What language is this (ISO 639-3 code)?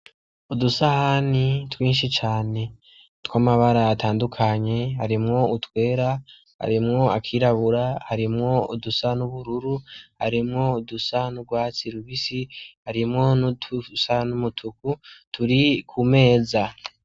run